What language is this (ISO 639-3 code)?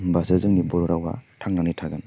brx